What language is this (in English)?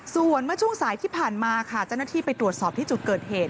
Thai